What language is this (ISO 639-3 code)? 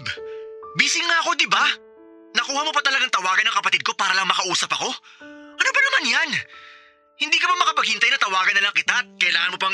fil